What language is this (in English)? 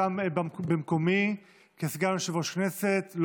Hebrew